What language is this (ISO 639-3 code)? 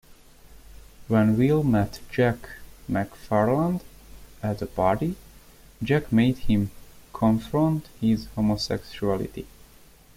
eng